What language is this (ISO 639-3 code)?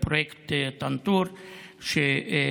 heb